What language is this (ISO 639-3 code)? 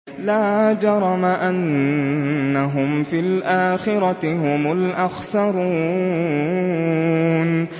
ara